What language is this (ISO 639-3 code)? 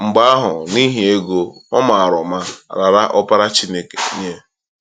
ibo